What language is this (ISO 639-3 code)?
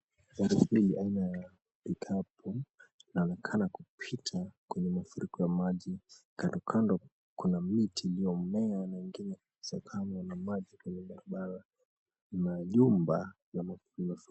swa